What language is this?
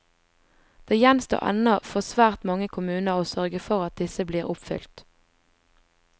Norwegian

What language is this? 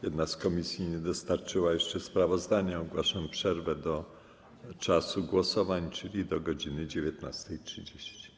Polish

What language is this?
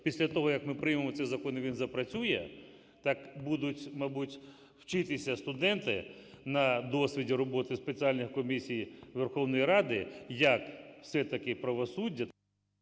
Ukrainian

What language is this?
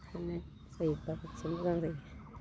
Bodo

